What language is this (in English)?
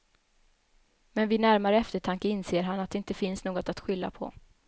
Swedish